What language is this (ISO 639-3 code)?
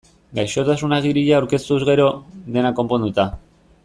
eus